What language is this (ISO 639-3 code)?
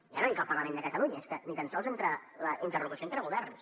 cat